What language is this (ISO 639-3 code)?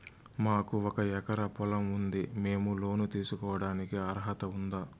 tel